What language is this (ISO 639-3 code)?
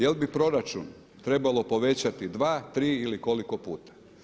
hrv